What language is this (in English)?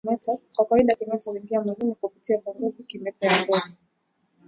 Swahili